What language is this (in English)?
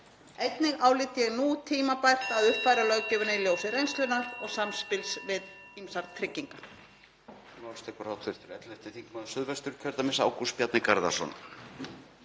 Icelandic